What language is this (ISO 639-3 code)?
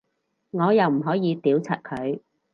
yue